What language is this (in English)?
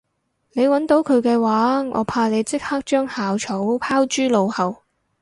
Cantonese